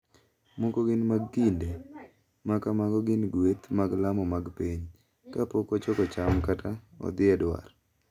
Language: Luo (Kenya and Tanzania)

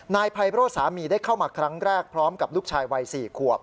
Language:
Thai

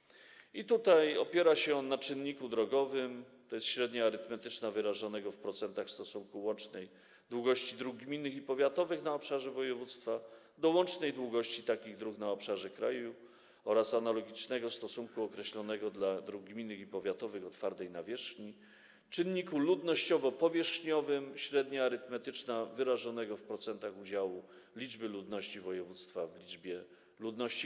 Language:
Polish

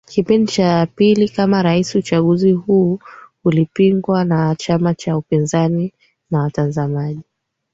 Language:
Swahili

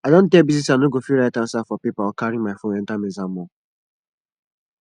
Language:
Nigerian Pidgin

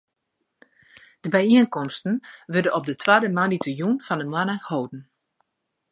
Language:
Western Frisian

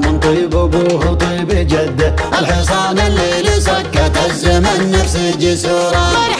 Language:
Arabic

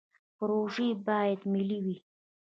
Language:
Pashto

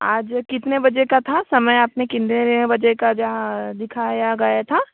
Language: Hindi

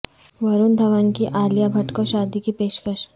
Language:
Urdu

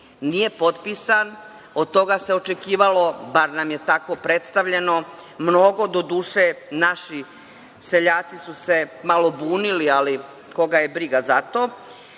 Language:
Serbian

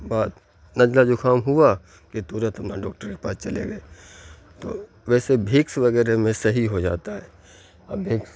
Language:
Urdu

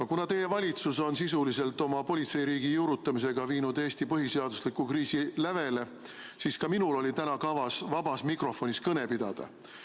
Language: Estonian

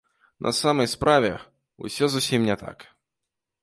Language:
Belarusian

